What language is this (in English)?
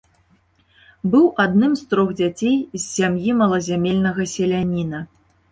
Belarusian